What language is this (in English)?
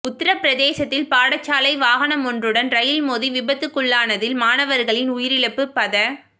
Tamil